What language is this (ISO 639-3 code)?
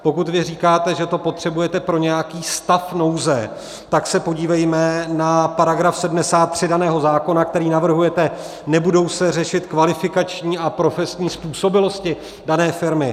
ces